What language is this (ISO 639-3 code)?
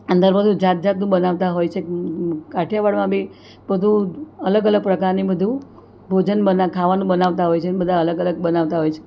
guj